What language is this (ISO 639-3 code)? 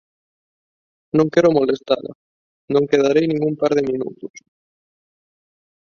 glg